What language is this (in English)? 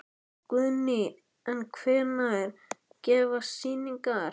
Icelandic